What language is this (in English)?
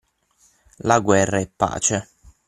Italian